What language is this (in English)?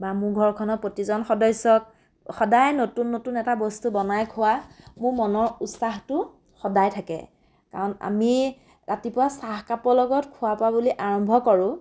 Assamese